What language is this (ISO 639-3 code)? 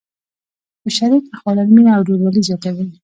pus